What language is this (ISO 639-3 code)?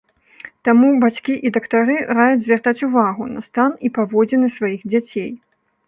bel